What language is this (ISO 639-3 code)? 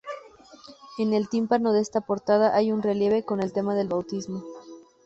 spa